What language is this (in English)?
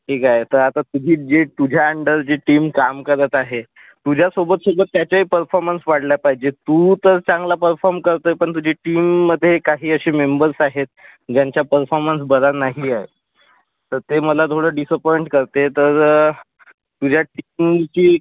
Marathi